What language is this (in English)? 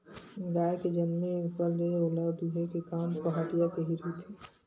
Chhattisgarhi